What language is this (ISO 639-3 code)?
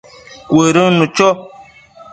mcf